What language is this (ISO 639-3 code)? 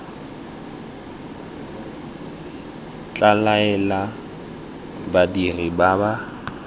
tsn